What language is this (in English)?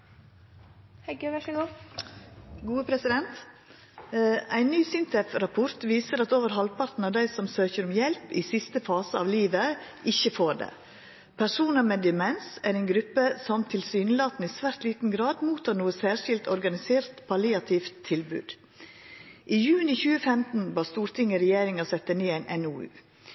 Norwegian Nynorsk